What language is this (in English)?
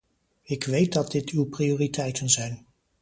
Dutch